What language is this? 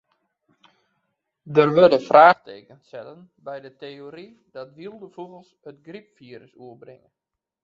Western Frisian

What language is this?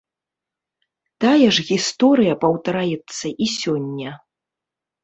Belarusian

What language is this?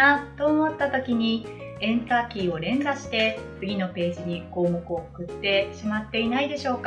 Japanese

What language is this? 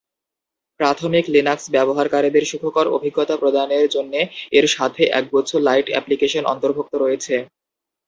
Bangla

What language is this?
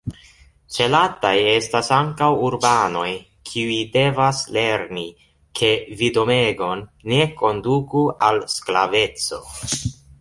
Esperanto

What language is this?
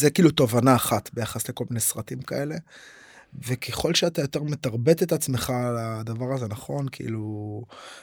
Hebrew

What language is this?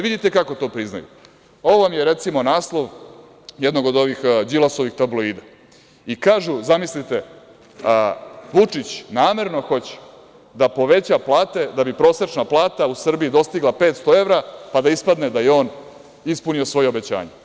Serbian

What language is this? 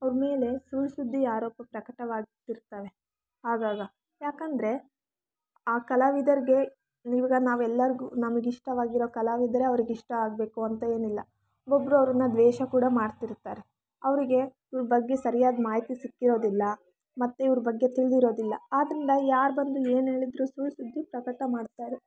Kannada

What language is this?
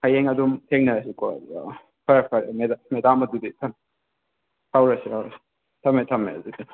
Manipuri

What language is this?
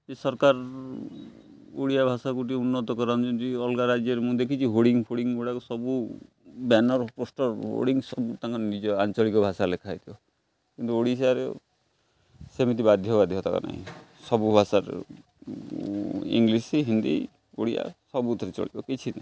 Odia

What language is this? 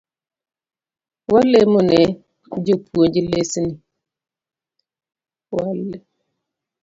Luo (Kenya and Tanzania)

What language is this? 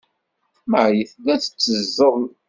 Kabyle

